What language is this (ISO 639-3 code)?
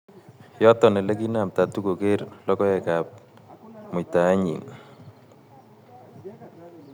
kln